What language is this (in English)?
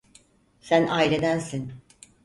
Turkish